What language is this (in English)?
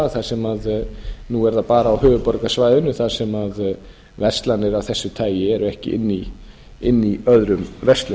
Icelandic